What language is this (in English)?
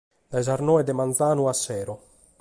Sardinian